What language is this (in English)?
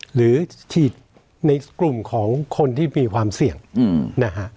Thai